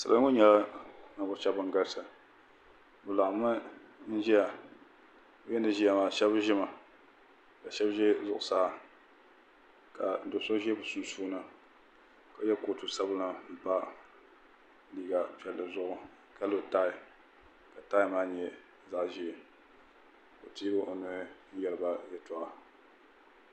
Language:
Dagbani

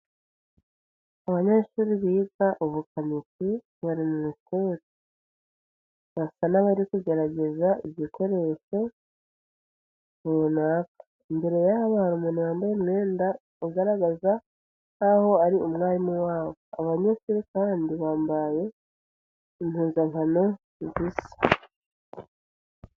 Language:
Kinyarwanda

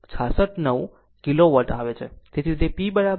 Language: Gujarati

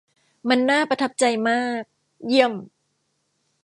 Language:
Thai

